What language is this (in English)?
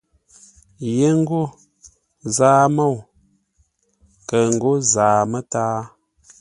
Ngombale